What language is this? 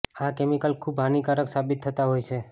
Gujarati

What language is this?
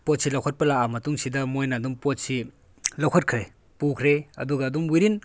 Manipuri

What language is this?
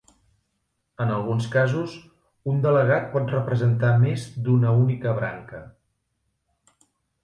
Catalan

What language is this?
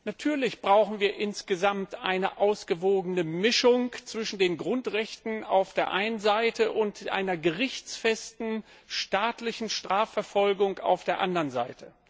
German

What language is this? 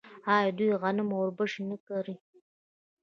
Pashto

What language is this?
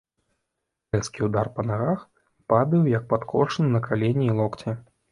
Belarusian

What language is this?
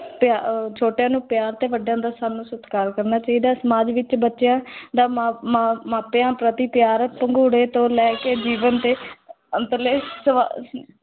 Punjabi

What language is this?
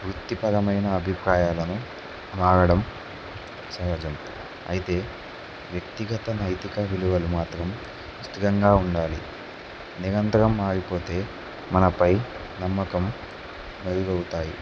Telugu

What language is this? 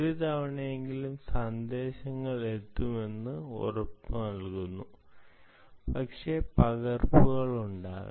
Malayalam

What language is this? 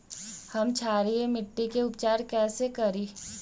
Magahi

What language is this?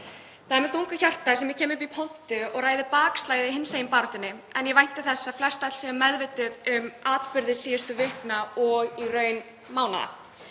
Icelandic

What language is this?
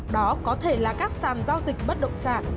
Vietnamese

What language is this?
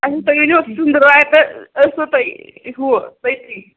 Kashmiri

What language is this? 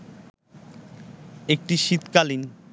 Bangla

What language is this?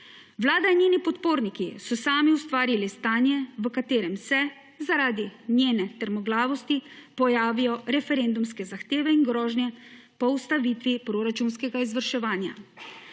Slovenian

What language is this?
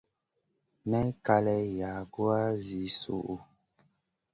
Masana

